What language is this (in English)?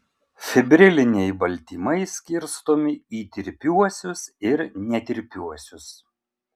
Lithuanian